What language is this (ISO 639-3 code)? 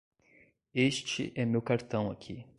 por